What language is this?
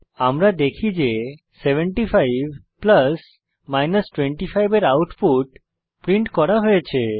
Bangla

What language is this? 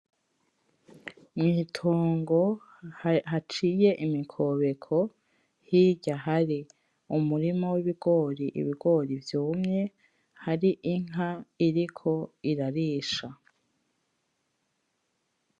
Rundi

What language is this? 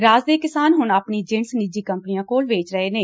Punjabi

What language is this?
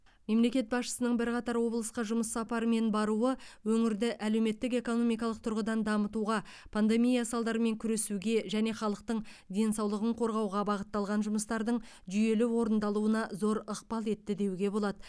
Kazakh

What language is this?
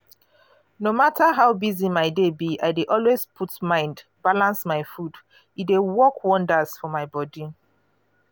Nigerian Pidgin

